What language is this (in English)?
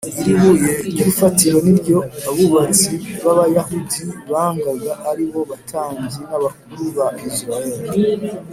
Kinyarwanda